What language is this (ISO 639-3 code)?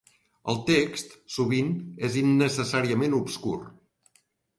cat